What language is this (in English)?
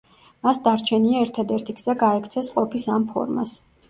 Georgian